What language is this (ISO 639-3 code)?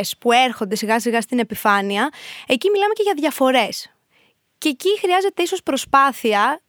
ell